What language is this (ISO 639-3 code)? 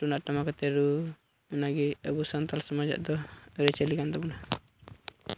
sat